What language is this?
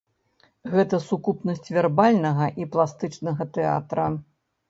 Belarusian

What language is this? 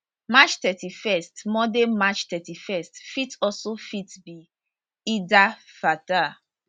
Nigerian Pidgin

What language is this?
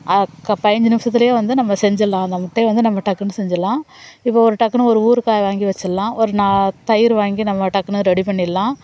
Tamil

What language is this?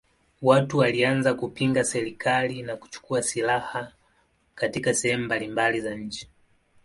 Swahili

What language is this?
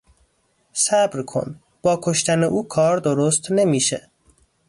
Persian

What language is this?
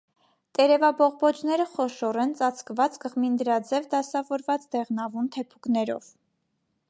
Armenian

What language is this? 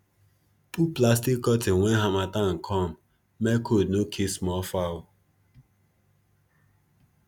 Nigerian Pidgin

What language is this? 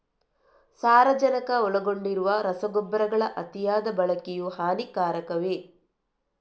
Kannada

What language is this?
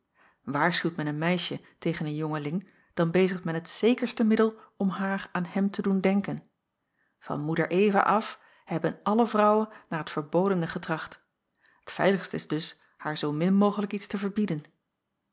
Dutch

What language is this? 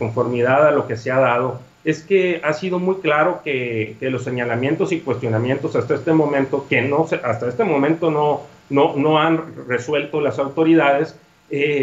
Spanish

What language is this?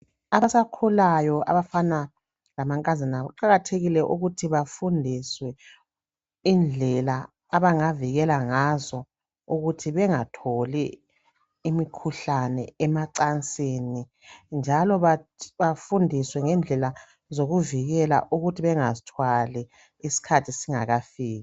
North Ndebele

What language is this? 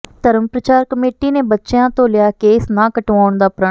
Punjabi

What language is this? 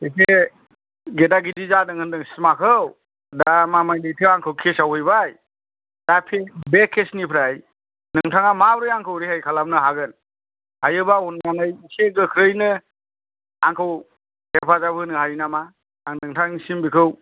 Bodo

